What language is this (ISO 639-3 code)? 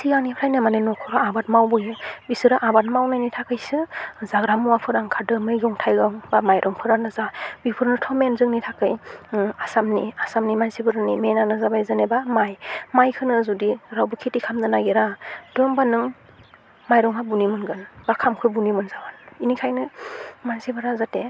brx